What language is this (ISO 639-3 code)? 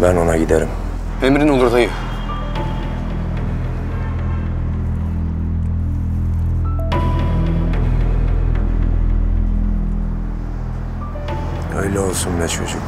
tur